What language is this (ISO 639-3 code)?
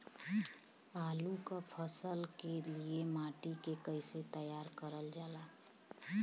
bho